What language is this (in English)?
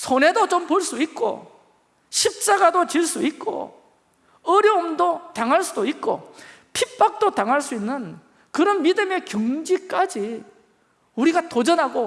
Korean